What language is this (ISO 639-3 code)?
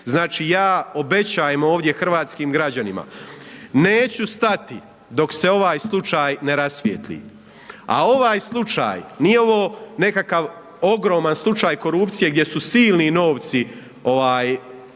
hrv